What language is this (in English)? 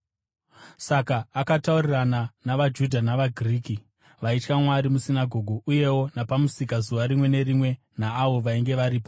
Shona